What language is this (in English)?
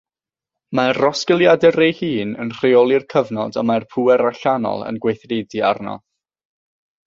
Welsh